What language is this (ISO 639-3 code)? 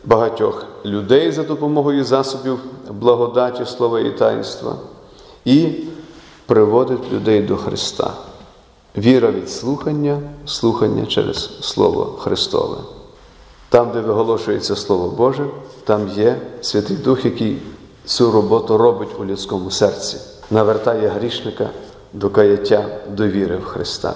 ukr